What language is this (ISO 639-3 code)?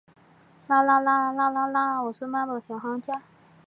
zho